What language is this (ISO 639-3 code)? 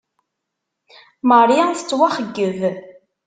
kab